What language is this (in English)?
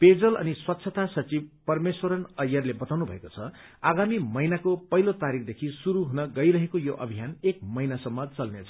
Nepali